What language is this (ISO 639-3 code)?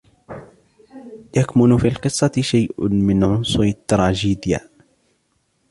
ara